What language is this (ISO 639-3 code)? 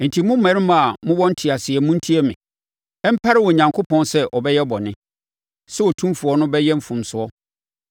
aka